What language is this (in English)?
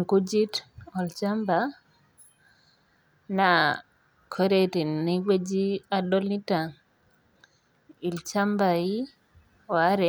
Masai